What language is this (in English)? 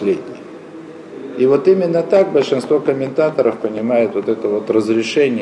Russian